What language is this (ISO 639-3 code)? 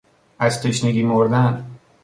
fas